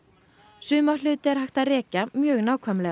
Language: Icelandic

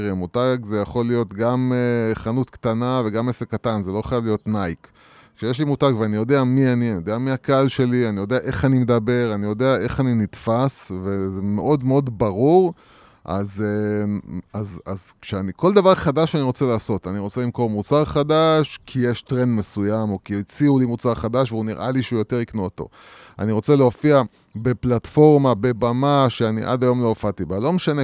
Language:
Hebrew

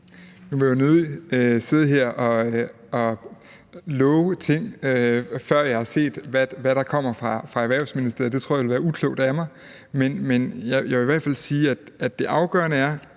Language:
Danish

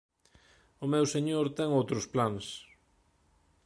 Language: Galician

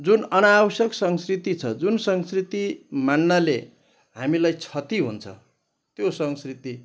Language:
Nepali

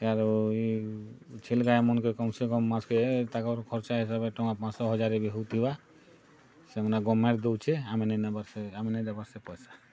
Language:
Odia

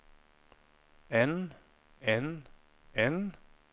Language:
Norwegian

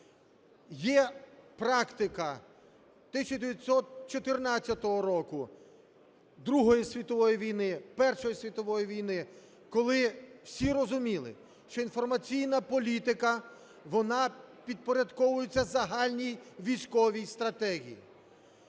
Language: Ukrainian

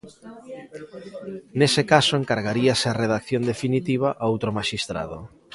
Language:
Galician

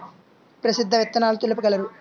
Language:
Telugu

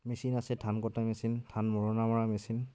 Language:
Assamese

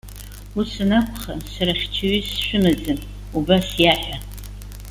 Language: Abkhazian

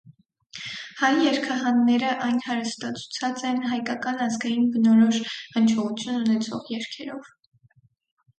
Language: Armenian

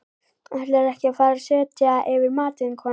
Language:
Icelandic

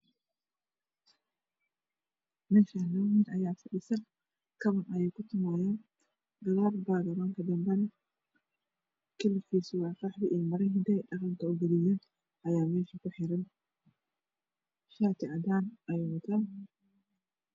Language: Somali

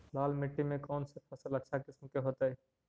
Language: Magahi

